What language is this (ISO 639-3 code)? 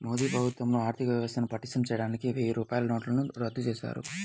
tel